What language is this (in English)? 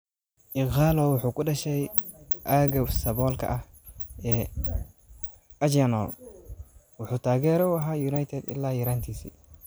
Somali